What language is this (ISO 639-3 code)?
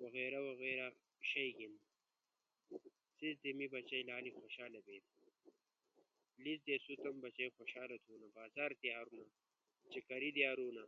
ush